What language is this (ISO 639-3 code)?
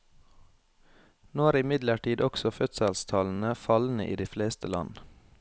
nor